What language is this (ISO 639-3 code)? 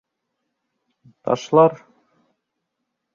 bak